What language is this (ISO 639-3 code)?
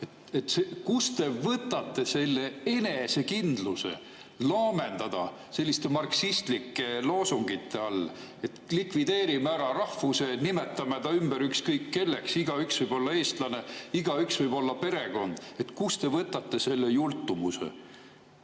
est